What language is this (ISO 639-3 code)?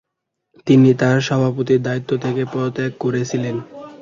ben